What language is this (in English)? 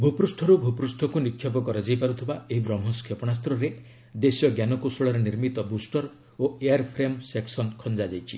Odia